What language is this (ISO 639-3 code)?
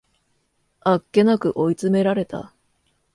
jpn